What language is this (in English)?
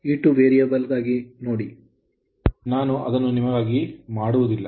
Kannada